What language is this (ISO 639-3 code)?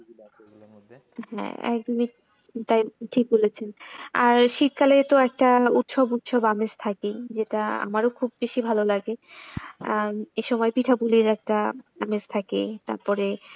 ben